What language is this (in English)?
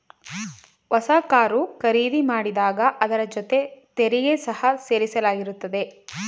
Kannada